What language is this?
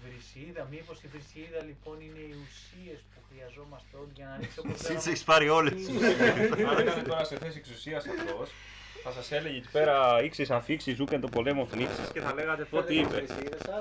Greek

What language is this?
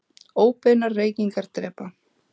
Icelandic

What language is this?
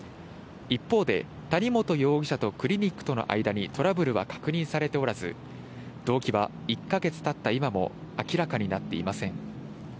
Japanese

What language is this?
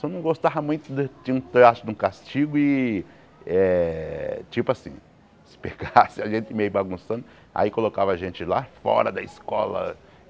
Portuguese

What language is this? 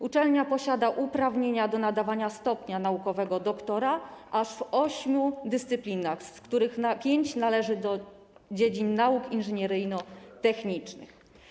Polish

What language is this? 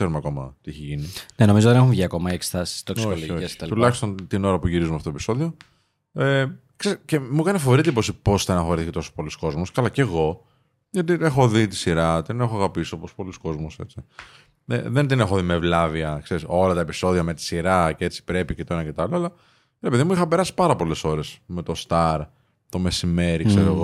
Greek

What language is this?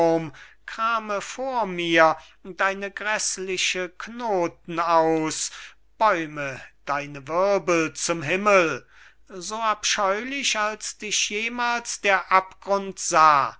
German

